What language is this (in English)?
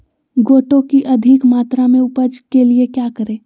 Magahi